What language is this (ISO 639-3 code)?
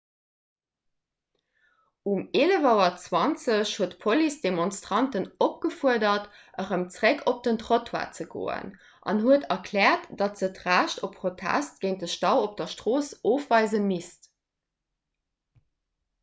ltz